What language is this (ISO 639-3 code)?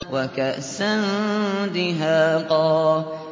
ara